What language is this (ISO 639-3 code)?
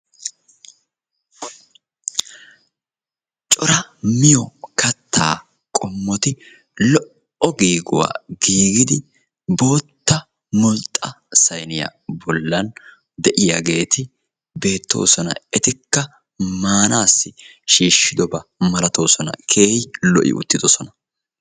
wal